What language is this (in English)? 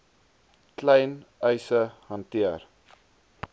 Afrikaans